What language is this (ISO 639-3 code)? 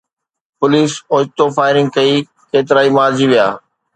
snd